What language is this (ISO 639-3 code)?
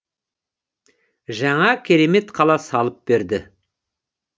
kaz